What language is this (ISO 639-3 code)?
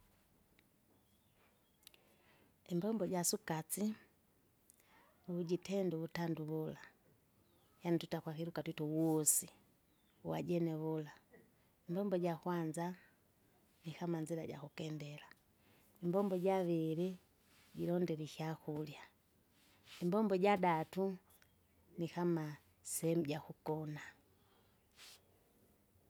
zga